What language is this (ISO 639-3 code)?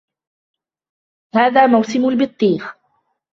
ara